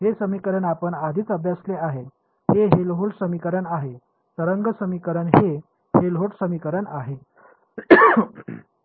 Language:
Marathi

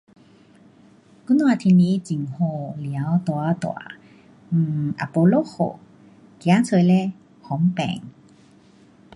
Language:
Pu-Xian Chinese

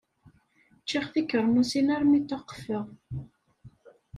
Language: Kabyle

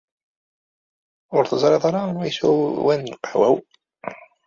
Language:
Kabyle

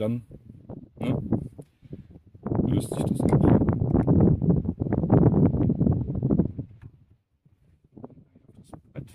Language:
German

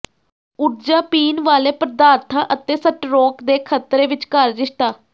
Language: Punjabi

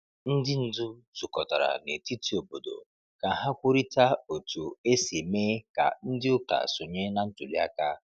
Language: Igbo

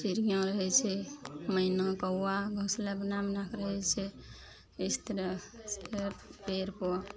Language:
Maithili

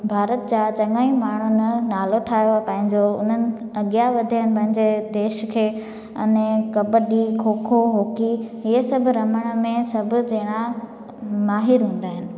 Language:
Sindhi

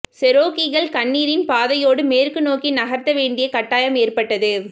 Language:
Tamil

